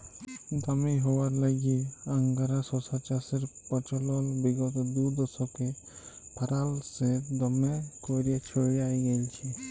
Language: Bangla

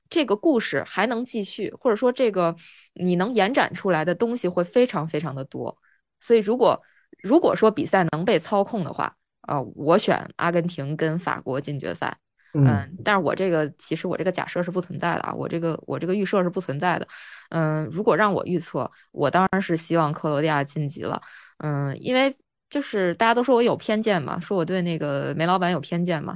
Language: Chinese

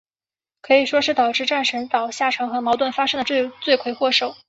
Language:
Chinese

